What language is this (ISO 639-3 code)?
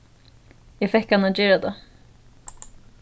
fao